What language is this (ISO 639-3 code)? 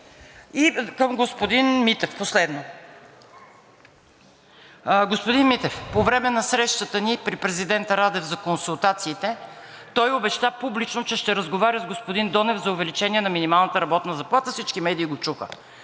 bul